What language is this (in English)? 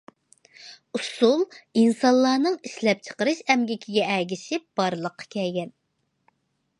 Uyghur